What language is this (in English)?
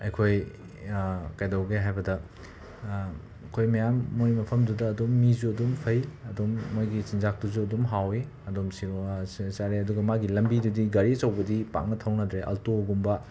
Manipuri